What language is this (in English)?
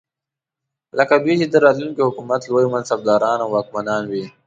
Pashto